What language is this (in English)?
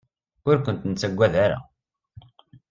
Kabyle